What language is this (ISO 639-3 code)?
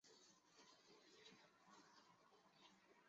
zho